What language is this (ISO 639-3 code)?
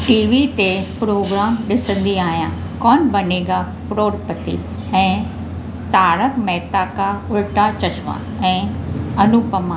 snd